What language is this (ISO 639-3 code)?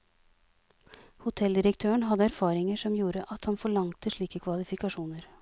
nor